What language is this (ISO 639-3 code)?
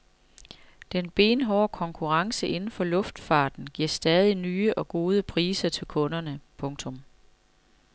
dan